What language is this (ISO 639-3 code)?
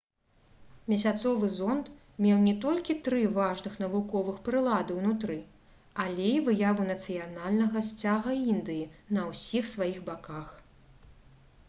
bel